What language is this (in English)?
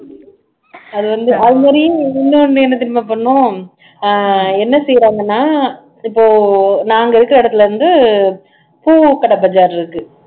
Tamil